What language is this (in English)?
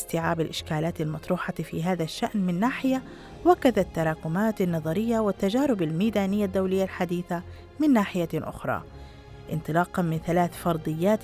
Arabic